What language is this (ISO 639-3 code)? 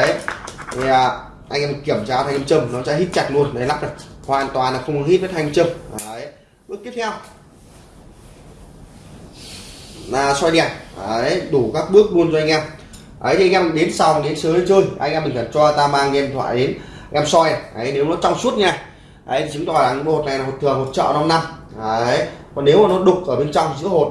vie